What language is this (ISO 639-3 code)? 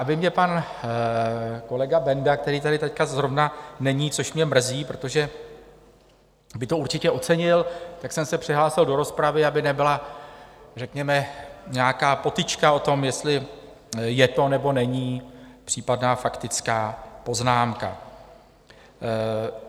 ces